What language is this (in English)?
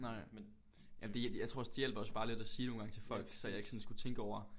Danish